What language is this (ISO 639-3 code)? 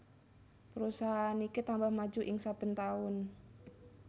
jav